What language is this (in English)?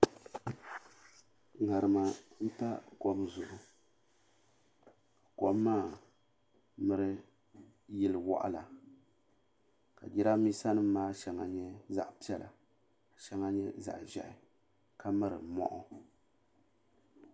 Dagbani